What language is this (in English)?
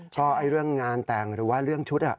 Thai